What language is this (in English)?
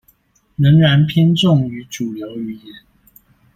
Chinese